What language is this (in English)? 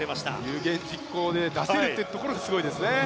Japanese